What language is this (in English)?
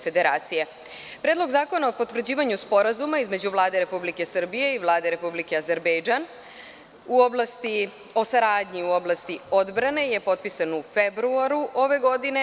Serbian